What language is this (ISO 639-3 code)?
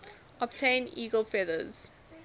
eng